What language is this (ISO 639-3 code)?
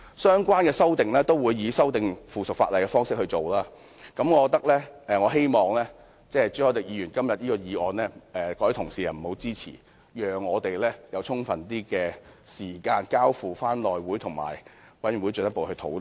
yue